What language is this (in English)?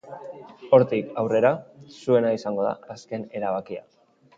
Basque